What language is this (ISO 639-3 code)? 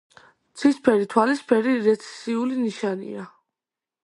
kat